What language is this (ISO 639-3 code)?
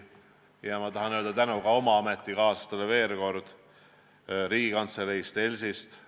est